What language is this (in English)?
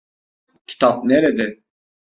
Turkish